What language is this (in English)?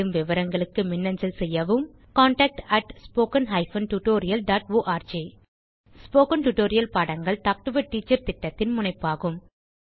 Tamil